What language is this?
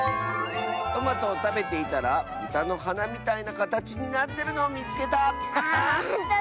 Japanese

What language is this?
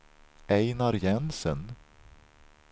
Swedish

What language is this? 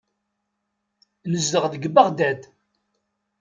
Kabyle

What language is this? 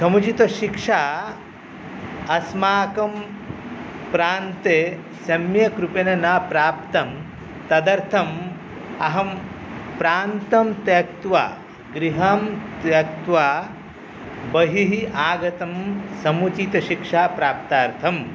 Sanskrit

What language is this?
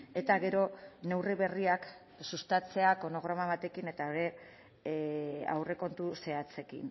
Basque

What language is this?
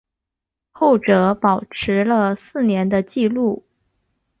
Chinese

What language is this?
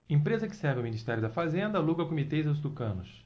Portuguese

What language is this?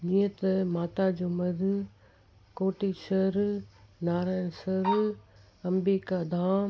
Sindhi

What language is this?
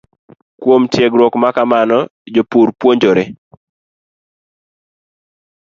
Luo (Kenya and Tanzania)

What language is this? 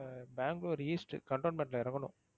Tamil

